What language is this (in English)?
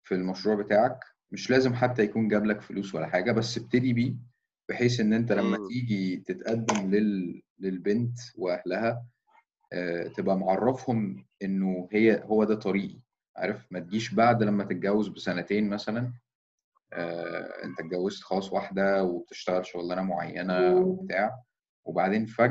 Arabic